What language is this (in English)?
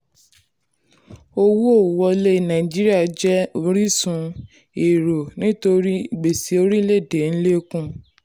Yoruba